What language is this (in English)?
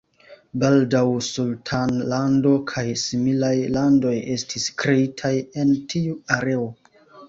Esperanto